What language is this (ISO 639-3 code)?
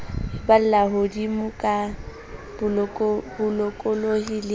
sot